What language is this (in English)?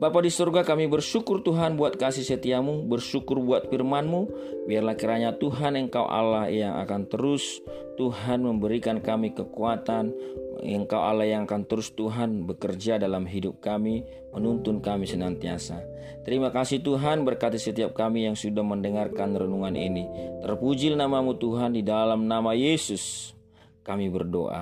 Indonesian